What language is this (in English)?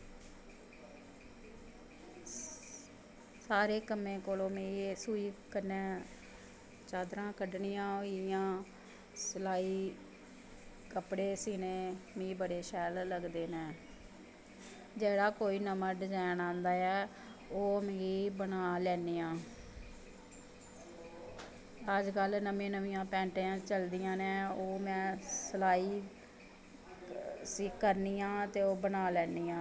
Dogri